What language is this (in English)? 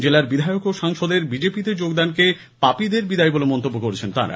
Bangla